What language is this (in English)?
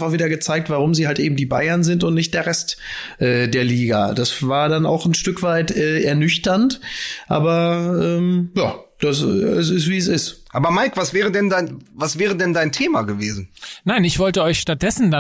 German